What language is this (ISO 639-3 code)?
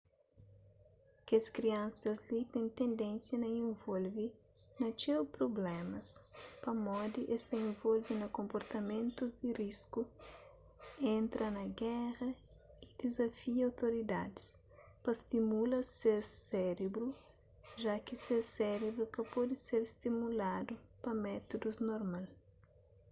kea